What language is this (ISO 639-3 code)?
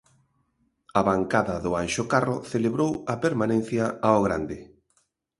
glg